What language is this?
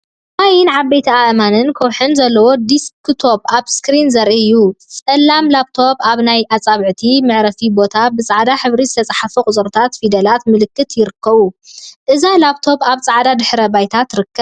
Tigrinya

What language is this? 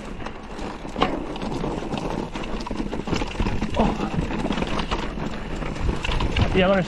Spanish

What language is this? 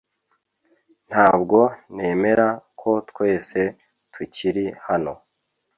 Kinyarwanda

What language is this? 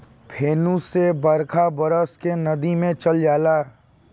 Bhojpuri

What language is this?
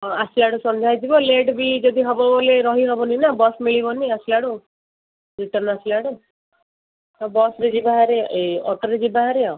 Odia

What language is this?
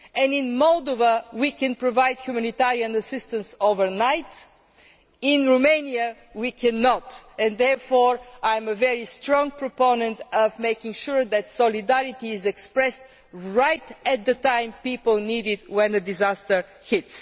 English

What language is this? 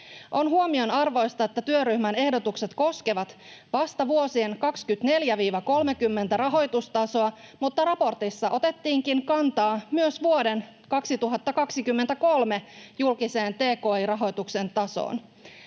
Finnish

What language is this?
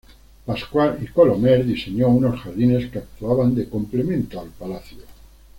Spanish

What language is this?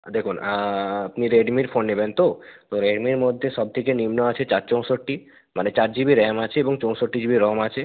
Bangla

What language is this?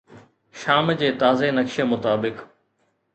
Sindhi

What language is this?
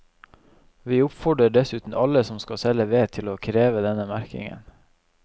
Norwegian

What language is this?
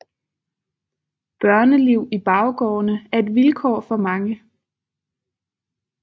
Danish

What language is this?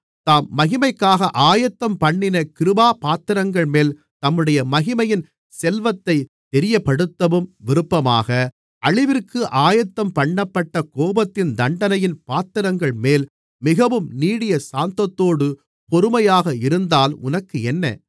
Tamil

